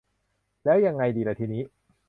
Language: Thai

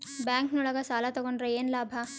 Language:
Kannada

